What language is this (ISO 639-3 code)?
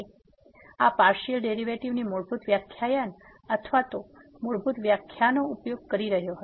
guj